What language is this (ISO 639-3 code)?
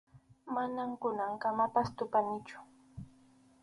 qxu